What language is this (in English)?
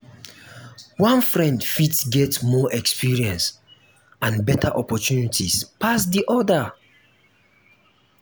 Nigerian Pidgin